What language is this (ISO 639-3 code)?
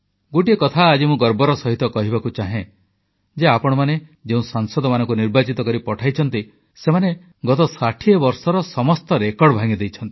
ori